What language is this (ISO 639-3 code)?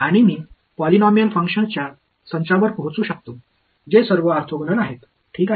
mar